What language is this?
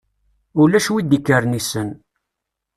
Kabyle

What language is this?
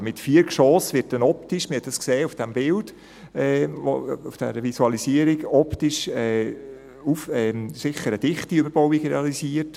Swiss German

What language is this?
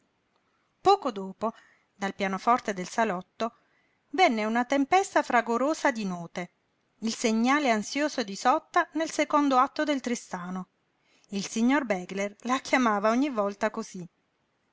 Italian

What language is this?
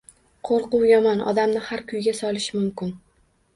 Uzbek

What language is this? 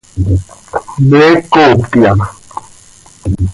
Seri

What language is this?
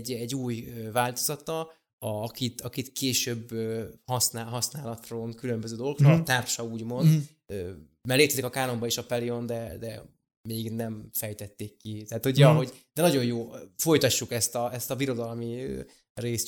Hungarian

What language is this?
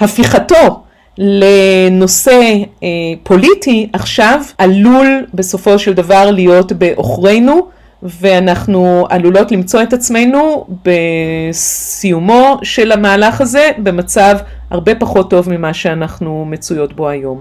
Hebrew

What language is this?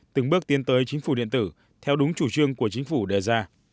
Vietnamese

